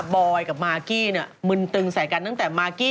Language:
Thai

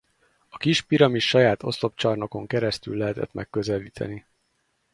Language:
Hungarian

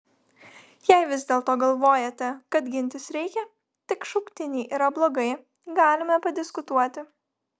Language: Lithuanian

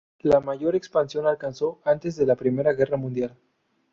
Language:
Spanish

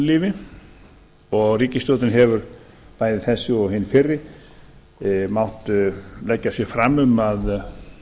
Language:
Icelandic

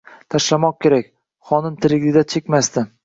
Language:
Uzbek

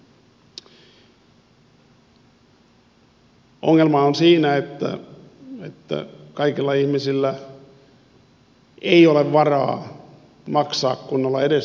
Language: Finnish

